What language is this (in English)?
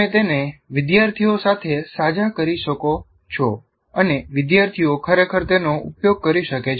Gujarati